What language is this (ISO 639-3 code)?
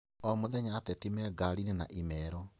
kik